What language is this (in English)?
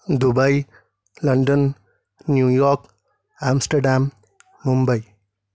Urdu